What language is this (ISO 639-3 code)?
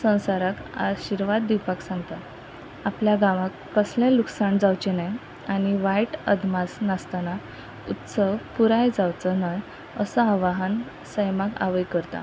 kok